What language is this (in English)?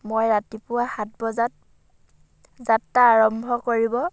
Assamese